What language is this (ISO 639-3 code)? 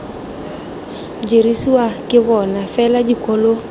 tsn